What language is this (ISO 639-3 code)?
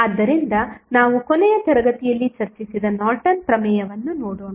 kan